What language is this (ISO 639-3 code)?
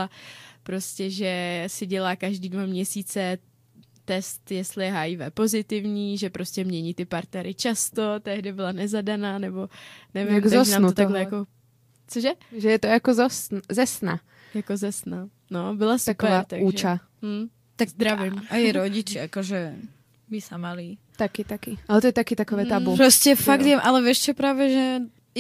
ces